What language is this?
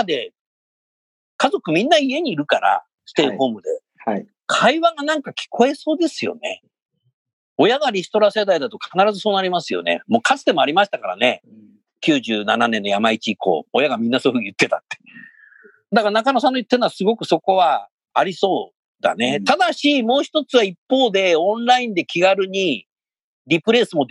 Japanese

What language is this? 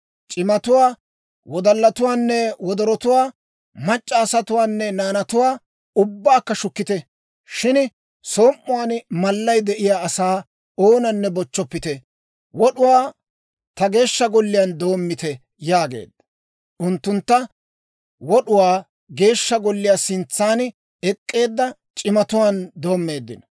Dawro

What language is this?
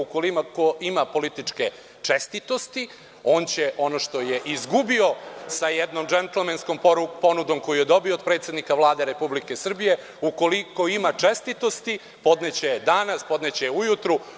Serbian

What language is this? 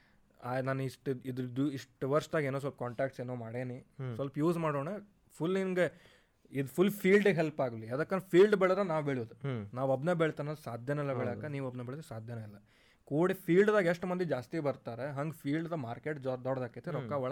Kannada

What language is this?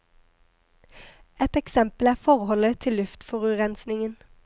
Norwegian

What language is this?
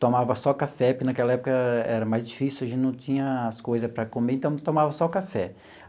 Portuguese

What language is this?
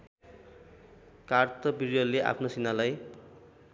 Nepali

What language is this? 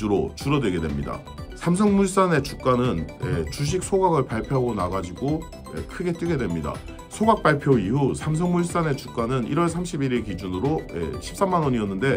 Korean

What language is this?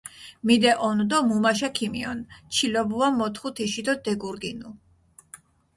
Mingrelian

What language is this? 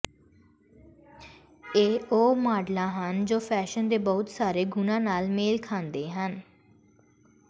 Punjabi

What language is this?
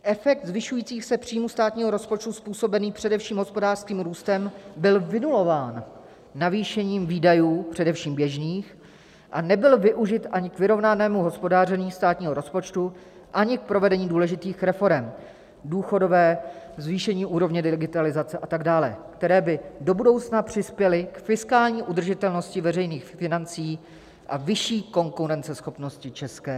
Czech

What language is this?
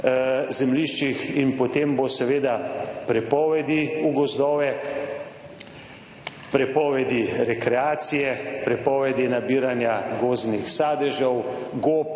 Slovenian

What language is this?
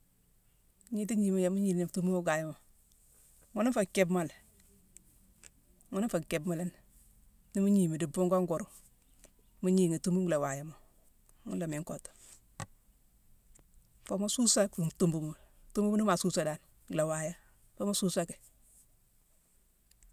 Mansoanka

